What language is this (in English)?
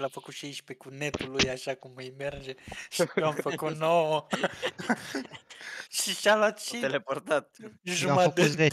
Romanian